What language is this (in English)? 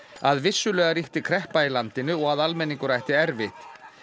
Icelandic